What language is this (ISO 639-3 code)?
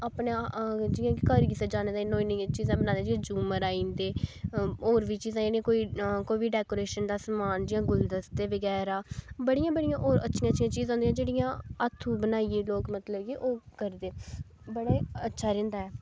doi